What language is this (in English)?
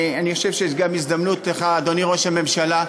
Hebrew